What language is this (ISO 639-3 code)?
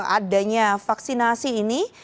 ind